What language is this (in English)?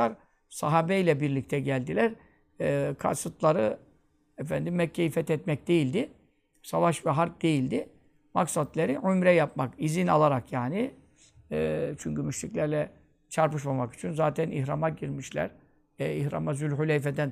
Turkish